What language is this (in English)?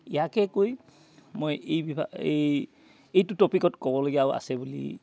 Assamese